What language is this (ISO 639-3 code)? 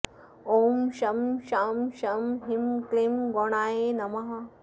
san